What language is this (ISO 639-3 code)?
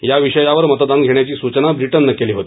mar